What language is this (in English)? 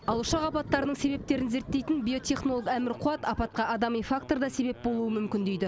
Kazakh